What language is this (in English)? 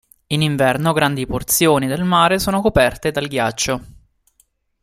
Italian